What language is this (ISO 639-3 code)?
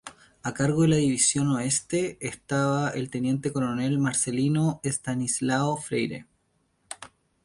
spa